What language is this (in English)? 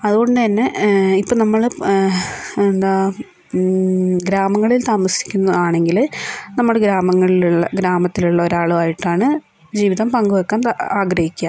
Malayalam